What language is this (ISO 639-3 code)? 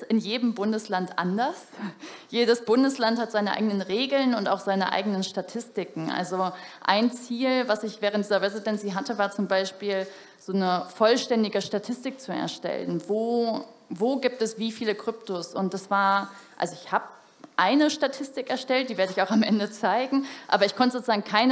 deu